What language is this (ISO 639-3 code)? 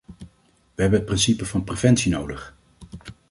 nld